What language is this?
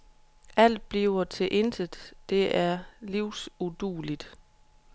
Danish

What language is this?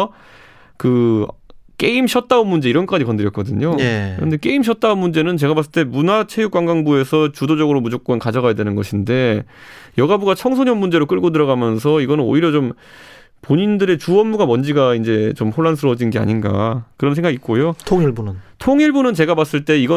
Korean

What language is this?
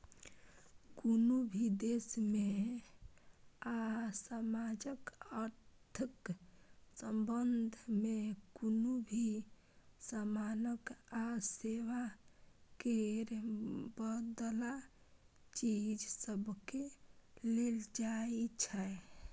Maithili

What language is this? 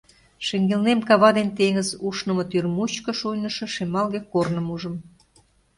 Mari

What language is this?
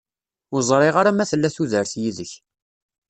Kabyle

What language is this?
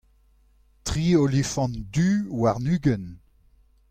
Breton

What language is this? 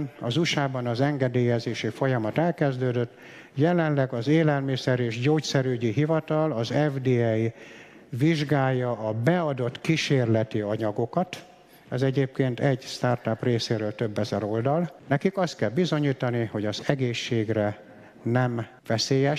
Hungarian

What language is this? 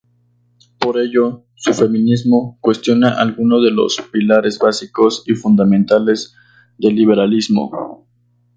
Spanish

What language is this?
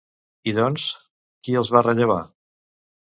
Catalan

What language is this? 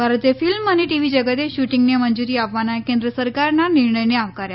Gujarati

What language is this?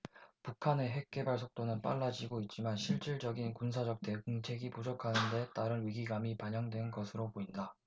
Korean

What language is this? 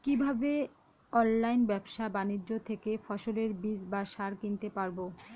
Bangla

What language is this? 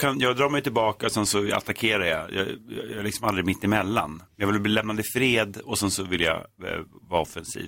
Swedish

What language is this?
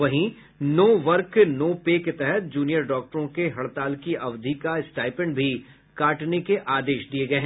Hindi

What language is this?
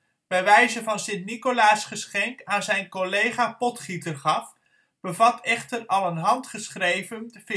Dutch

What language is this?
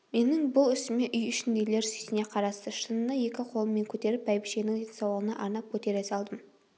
Kazakh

